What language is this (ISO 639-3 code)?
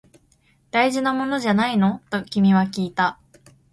jpn